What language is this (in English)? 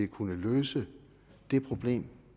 Danish